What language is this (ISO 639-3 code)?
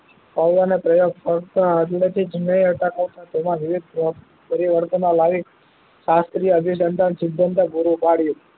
guj